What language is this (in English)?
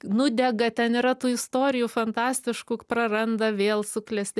Lithuanian